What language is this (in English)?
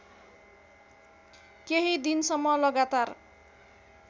Nepali